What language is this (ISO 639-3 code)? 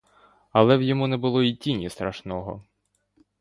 ukr